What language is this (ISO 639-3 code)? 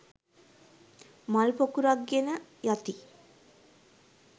sin